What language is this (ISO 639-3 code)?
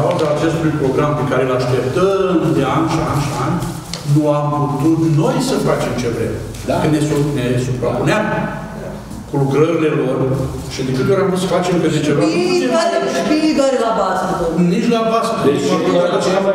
ron